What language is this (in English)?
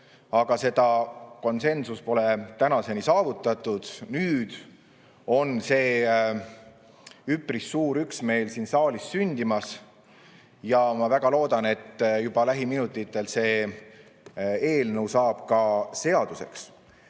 Estonian